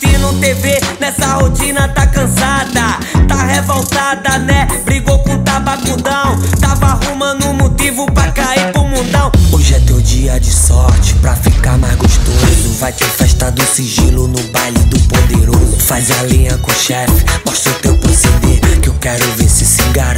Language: Portuguese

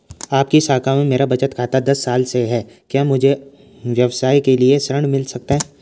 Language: Hindi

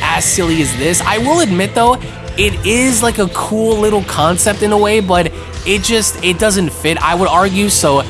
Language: English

